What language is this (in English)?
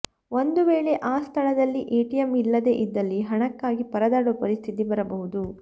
Kannada